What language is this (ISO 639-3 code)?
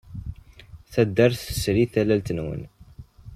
kab